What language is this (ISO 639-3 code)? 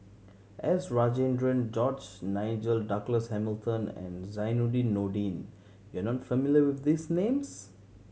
eng